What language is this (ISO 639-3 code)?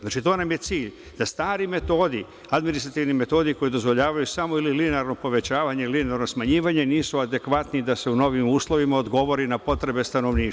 srp